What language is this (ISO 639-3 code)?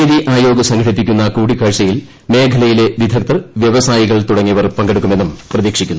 mal